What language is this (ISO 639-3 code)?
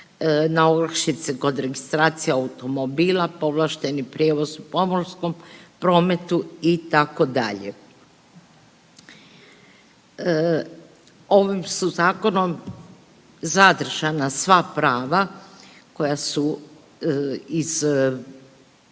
hrv